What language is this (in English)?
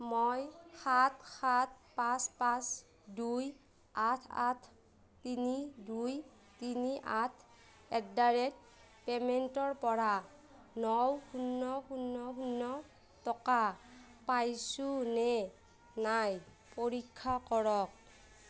Assamese